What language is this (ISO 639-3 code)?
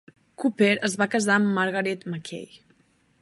cat